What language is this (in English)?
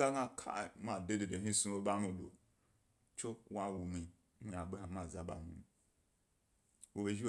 Gbari